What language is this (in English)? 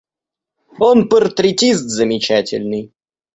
Russian